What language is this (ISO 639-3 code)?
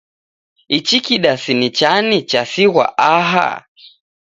dav